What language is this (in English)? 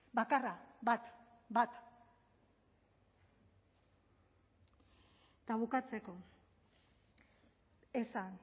Basque